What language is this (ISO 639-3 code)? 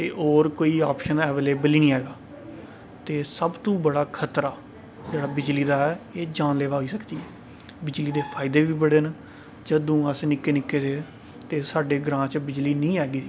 doi